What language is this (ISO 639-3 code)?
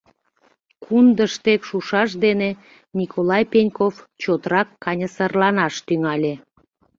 chm